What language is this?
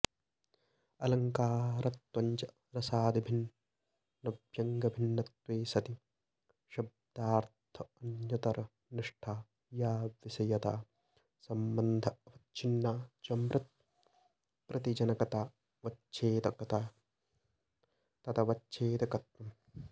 Sanskrit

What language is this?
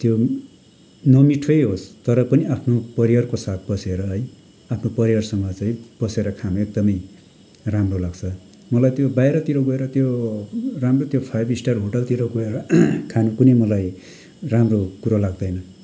Nepali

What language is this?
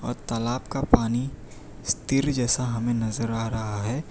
Hindi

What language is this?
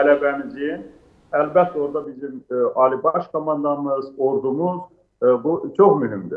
Turkish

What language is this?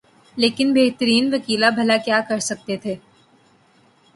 Urdu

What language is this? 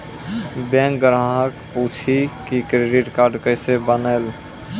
Maithili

